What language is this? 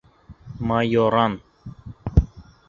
Bashkir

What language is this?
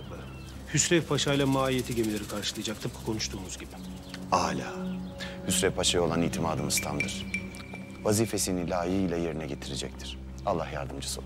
Turkish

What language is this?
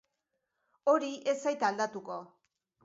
Basque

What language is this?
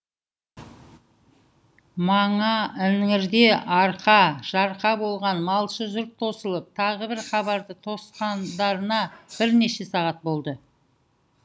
Kazakh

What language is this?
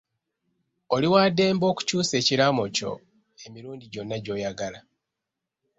Ganda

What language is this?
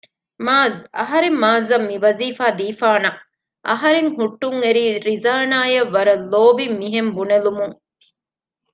Divehi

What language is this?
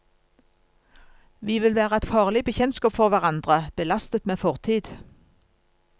Norwegian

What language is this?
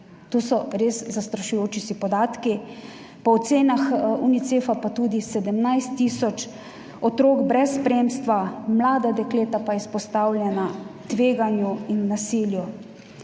Slovenian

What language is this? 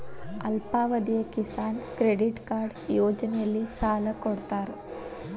Kannada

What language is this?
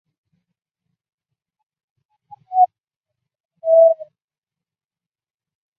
Chinese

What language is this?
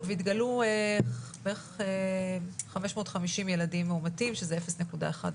Hebrew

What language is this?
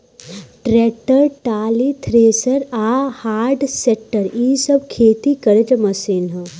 Bhojpuri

